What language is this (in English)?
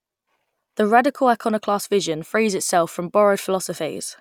English